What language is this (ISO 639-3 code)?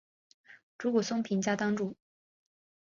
zho